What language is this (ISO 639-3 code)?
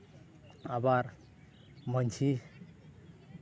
sat